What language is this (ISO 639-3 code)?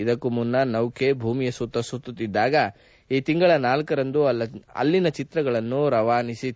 kan